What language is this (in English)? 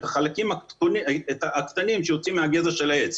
Hebrew